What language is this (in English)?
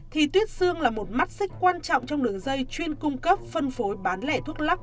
Vietnamese